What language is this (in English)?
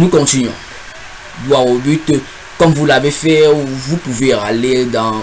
French